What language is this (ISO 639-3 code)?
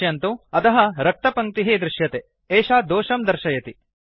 san